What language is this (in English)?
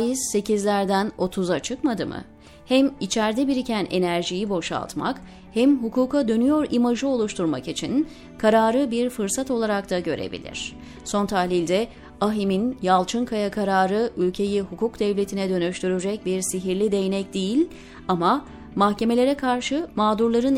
Turkish